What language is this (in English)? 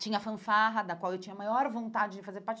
Portuguese